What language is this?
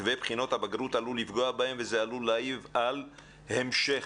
Hebrew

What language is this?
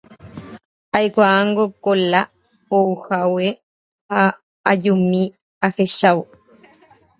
Guarani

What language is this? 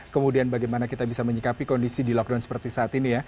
Indonesian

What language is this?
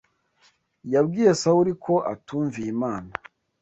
Kinyarwanda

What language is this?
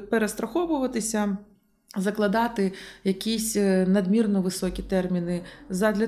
Ukrainian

